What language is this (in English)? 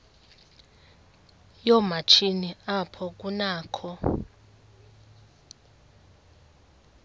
Xhosa